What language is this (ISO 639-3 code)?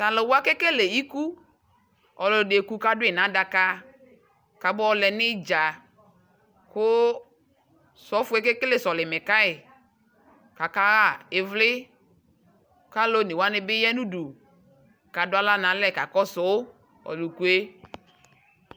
kpo